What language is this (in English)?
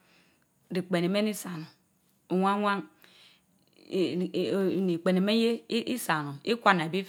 Mbe